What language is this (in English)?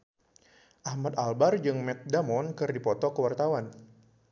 Sundanese